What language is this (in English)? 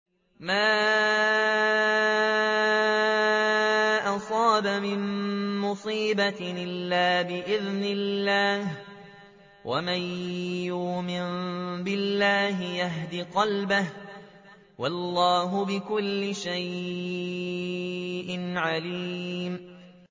Arabic